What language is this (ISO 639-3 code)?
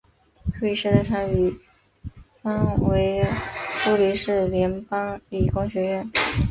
zho